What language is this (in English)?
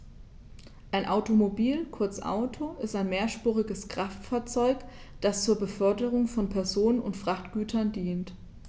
German